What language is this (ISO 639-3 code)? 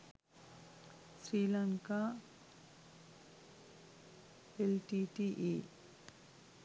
sin